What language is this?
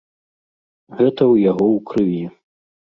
Belarusian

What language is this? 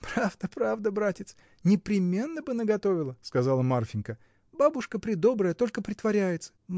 Russian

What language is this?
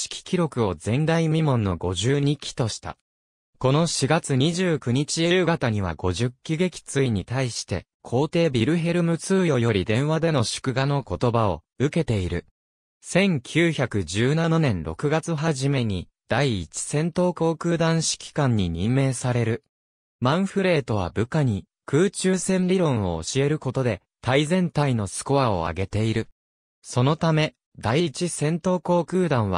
Japanese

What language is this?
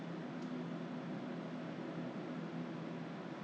English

